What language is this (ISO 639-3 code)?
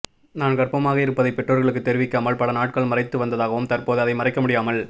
tam